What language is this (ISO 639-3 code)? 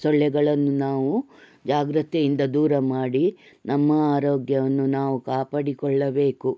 kan